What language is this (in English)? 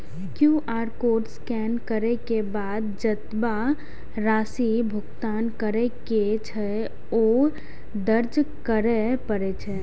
Maithili